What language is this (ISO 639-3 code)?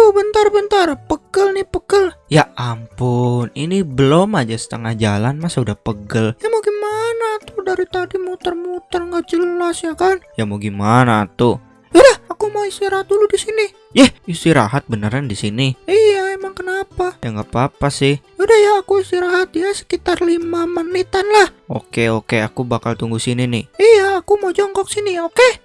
ind